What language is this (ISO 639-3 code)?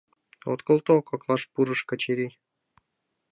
chm